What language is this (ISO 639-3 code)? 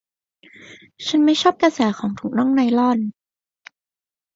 tha